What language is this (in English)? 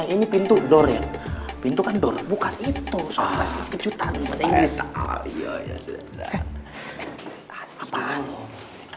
Indonesian